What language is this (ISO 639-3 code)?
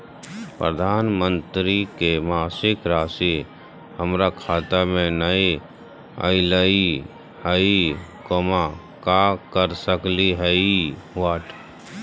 mag